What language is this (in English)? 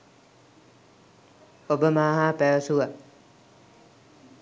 Sinhala